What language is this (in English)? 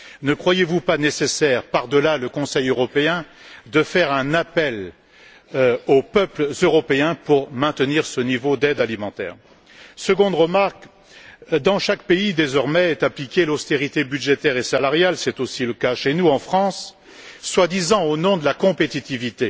French